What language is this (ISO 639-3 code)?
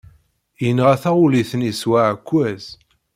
kab